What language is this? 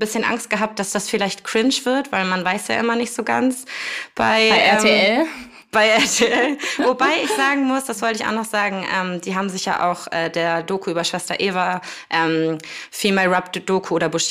German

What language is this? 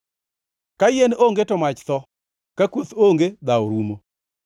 Luo (Kenya and Tanzania)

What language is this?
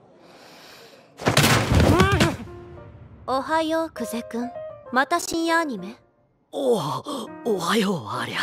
Japanese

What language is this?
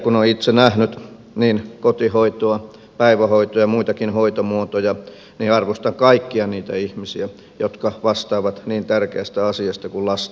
Finnish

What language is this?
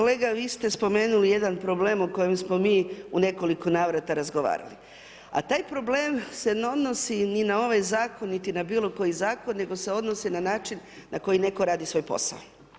Croatian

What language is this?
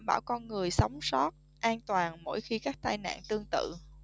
Vietnamese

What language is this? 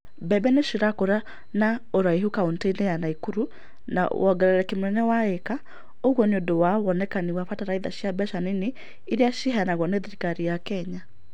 Kikuyu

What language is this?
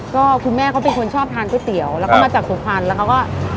Thai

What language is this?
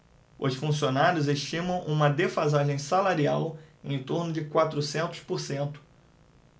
Portuguese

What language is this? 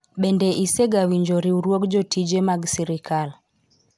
Luo (Kenya and Tanzania)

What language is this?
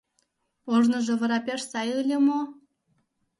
Mari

